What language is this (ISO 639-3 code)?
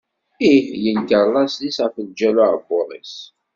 kab